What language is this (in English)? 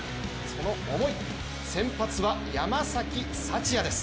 Japanese